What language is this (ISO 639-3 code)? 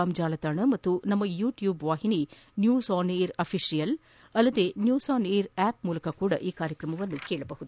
kan